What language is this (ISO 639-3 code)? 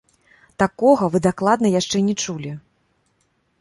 bel